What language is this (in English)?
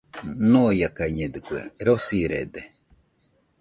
Nüpode Huitoto